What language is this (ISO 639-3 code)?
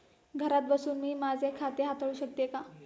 mar